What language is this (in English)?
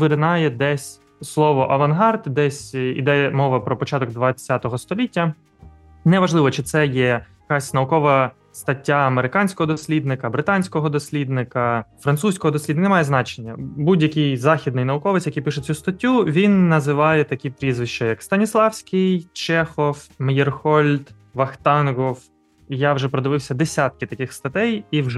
Ukrainian